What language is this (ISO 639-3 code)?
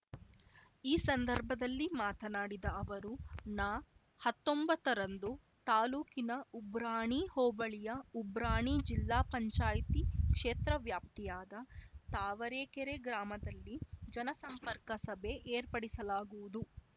kan